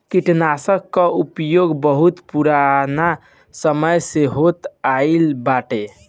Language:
Bhojpuri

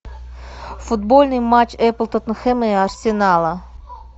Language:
Russian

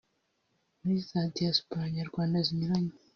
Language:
Kinyarwanda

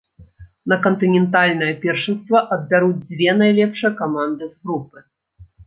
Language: Belarusian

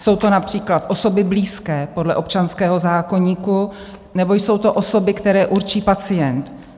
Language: Czech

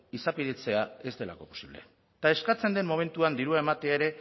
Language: Basque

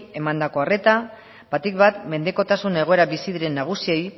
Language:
Basque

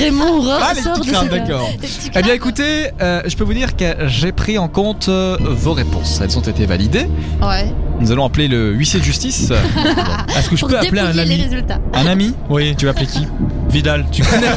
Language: French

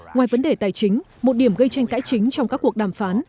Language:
Vietnamese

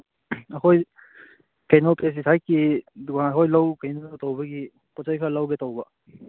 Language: Manipuri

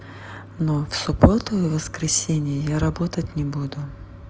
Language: Russian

